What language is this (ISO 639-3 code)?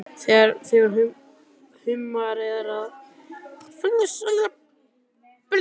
isl